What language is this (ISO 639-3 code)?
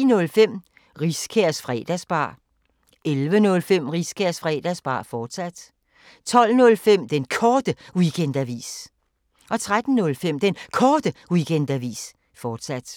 dan